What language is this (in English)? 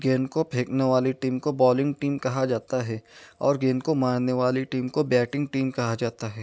Urdu